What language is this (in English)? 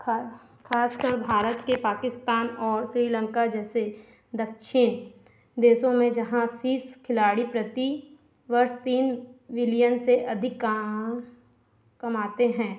Hindi